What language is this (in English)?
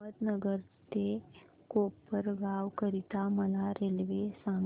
Marathi